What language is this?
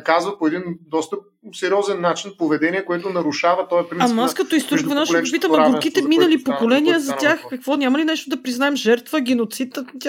Bulgarian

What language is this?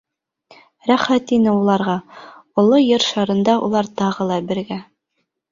Bashkir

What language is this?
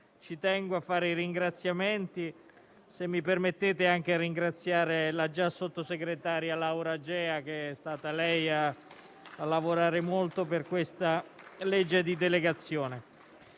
Italian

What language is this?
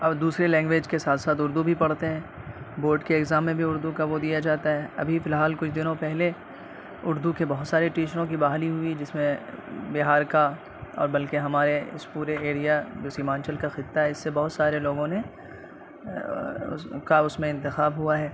Urdu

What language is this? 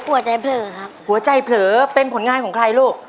Thai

